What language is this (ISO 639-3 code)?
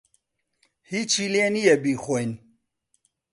ckb